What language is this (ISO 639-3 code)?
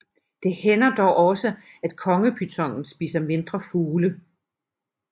dan